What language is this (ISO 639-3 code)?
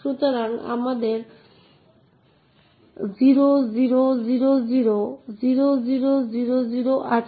ben